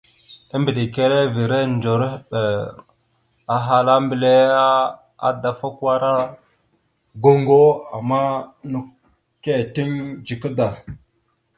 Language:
Mada (Cameroon)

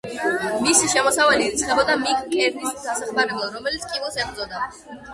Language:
Georgian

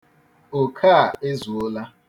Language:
Igbo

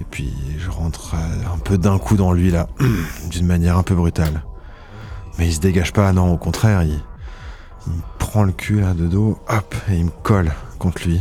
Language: French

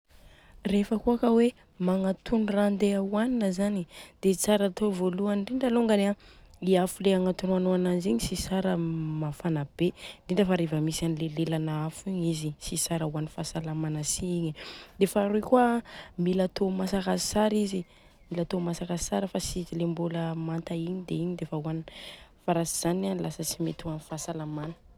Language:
Southern Betsimisaraka Malagasy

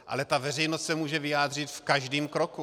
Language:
Czech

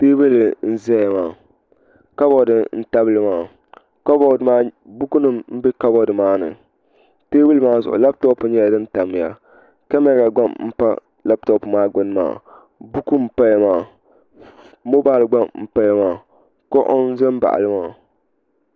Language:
Dagbani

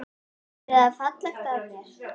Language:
Icelandic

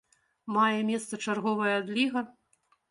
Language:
Belarusian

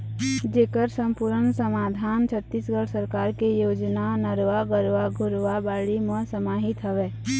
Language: Chhattisgarhi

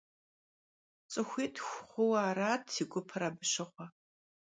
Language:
Kabardian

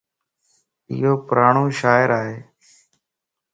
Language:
Lasi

